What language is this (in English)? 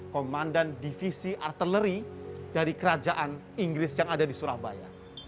Indonesian